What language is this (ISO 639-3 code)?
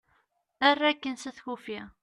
kab